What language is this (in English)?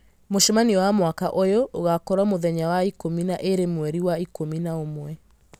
Kikuyu